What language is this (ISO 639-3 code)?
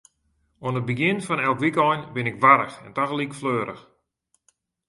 fry